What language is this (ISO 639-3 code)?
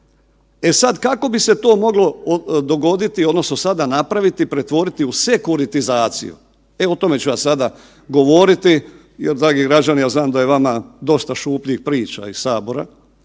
hrv